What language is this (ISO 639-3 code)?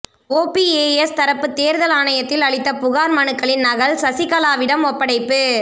tam